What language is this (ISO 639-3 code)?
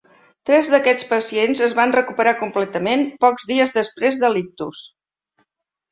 cat